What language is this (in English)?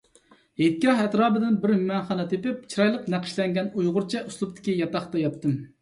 Uyghur